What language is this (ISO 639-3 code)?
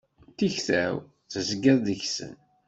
kab